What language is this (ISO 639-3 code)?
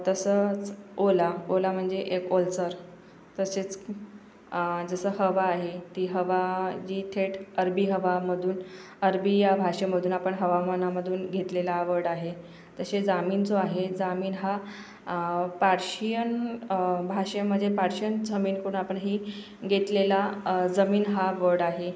mar